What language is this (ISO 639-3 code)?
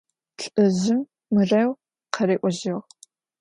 ady